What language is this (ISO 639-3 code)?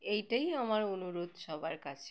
ben